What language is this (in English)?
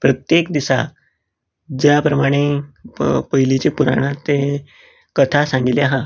Konkani